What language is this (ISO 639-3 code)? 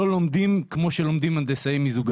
heb